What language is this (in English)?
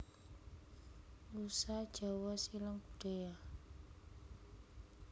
Javanese